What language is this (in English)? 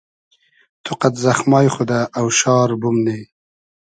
Hazaragi